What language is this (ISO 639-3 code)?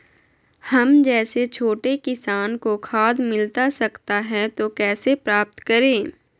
mag